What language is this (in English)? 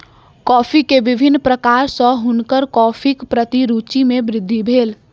Maithili